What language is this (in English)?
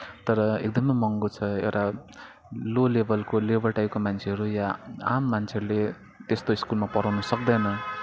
Nepali